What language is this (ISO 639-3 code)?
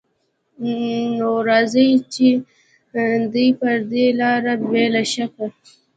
pus